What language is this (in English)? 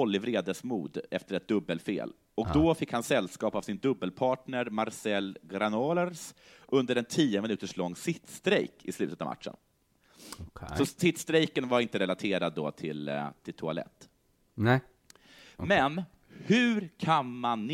Swedish